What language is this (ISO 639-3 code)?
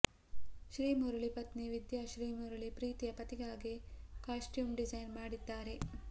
kan